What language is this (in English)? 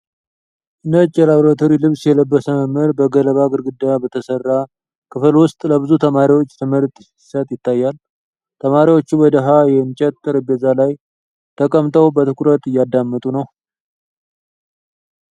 Amharic